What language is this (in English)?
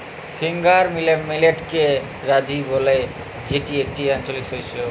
Bangla